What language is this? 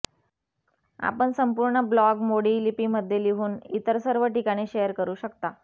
Marathi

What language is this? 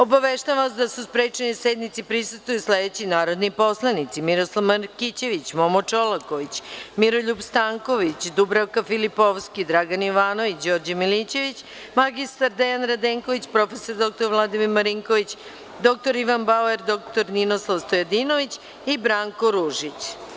Serbian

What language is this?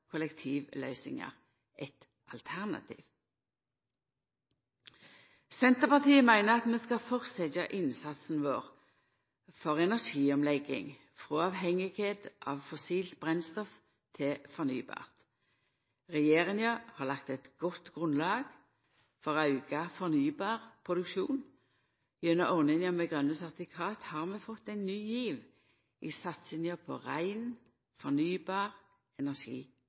Norwegian Nynorsk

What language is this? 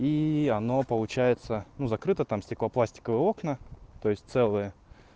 Russian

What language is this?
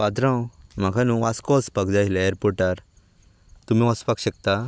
Konkani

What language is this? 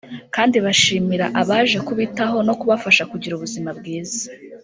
Kinyarwanda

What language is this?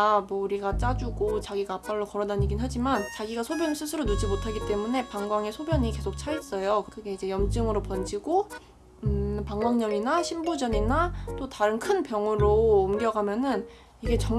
Korean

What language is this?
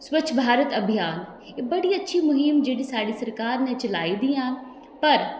Dogri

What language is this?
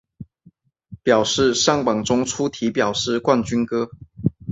Chinese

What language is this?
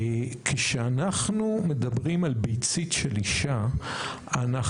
Hebrew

